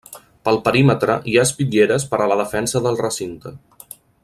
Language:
Catalan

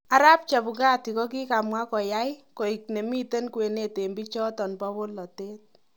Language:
Kalenjin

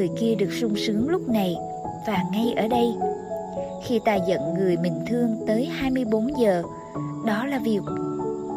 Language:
Vietnamese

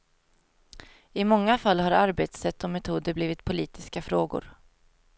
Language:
Swedish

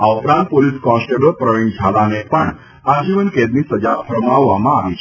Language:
Gujarati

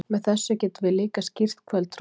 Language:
Icelandic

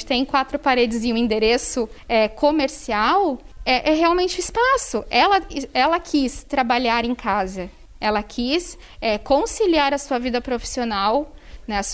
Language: Portuguese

